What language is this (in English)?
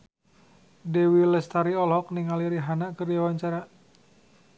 Sundanese